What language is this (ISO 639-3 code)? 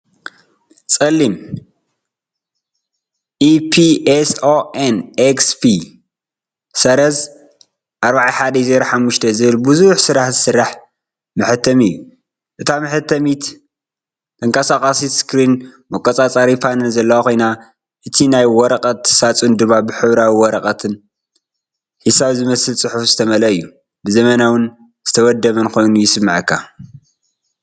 tir